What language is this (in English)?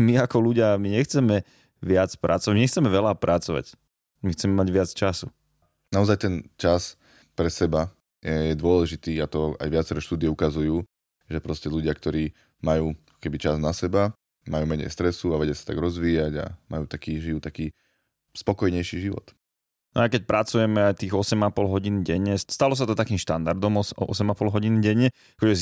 Slovak